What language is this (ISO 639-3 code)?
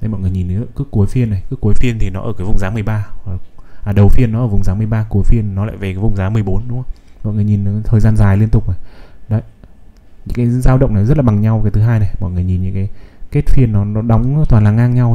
vie